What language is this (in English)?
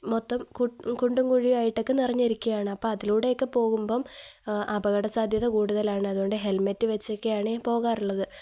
Malayalam